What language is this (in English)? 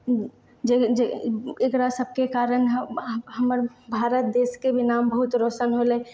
Maithili